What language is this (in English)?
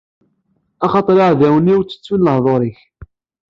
Kabyle